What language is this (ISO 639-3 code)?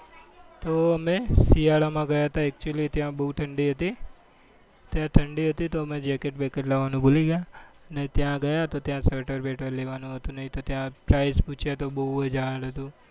guj